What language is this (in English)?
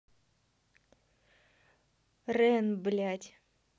Russian